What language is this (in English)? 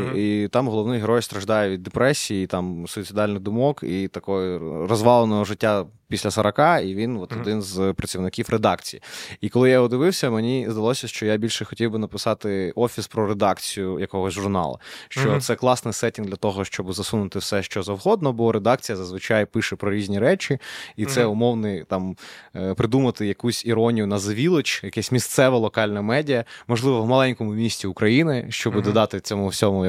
Ukrainian